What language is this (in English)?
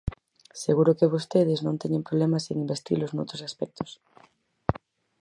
Galician